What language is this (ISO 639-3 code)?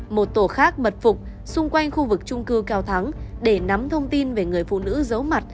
vie